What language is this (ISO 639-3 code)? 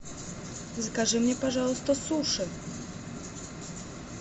rus